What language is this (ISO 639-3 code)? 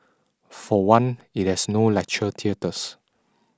eng